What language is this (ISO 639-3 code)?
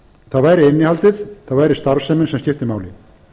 isl